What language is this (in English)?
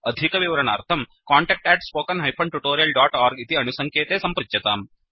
Sanskrit